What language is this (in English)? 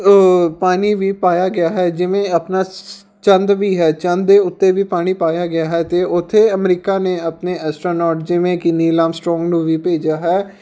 Punjabi